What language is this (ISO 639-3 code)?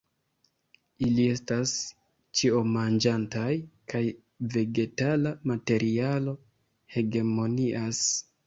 epo